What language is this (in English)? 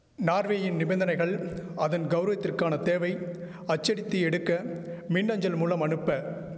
Tamil